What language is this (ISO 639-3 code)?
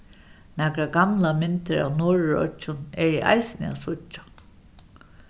fao